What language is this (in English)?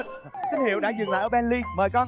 Vietnamese